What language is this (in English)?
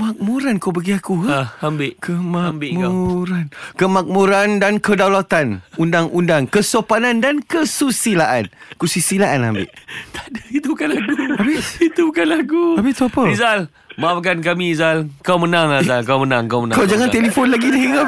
Malay